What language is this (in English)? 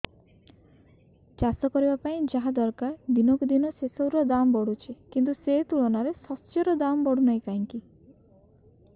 Odia